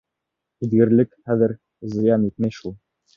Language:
Bashkir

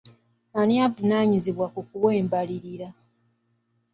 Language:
Ganda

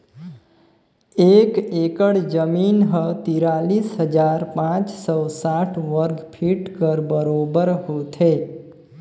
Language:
Chhattisgarhi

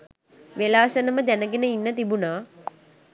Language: Sinhala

